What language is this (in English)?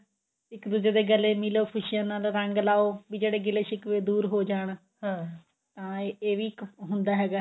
Punjabi